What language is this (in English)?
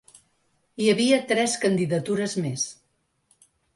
Catalan